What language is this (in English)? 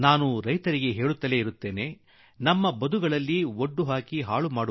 Kannada